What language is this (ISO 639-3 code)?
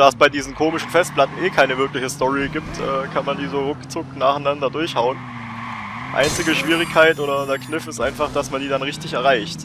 deu